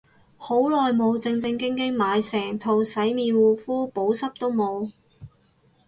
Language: Cantonese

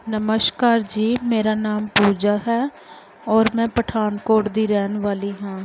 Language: Punjabi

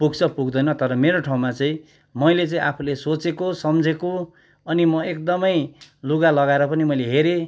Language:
Nepali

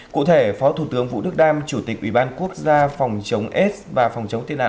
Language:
Vietnamese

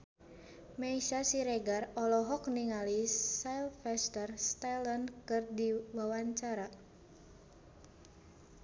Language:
Sundanese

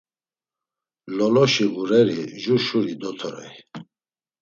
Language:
Laz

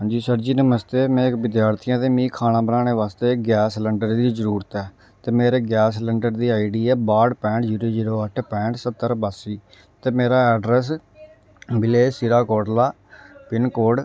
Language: Dogri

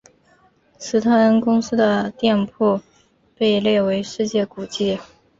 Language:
Chinese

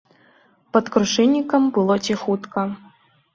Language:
Belarusian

